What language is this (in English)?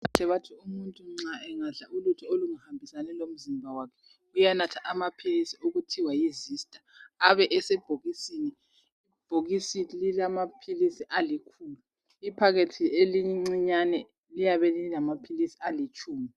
North Ndebele